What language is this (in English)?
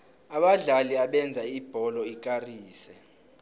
South Ndebele